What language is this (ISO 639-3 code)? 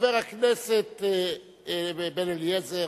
heb